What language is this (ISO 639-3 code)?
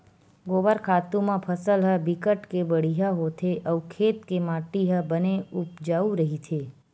hne